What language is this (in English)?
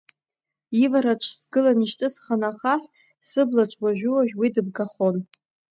Abkhazian